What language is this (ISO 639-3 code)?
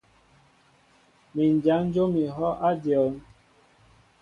mbo